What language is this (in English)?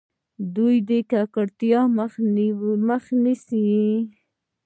Pashto